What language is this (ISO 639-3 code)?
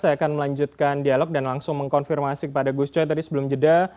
ind